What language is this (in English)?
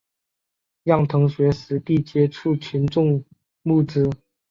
Chinese